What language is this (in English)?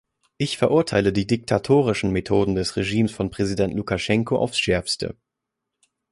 German